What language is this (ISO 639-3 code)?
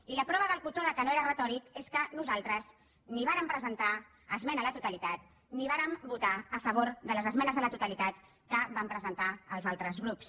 cat